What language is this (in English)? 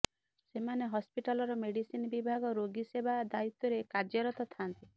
Odia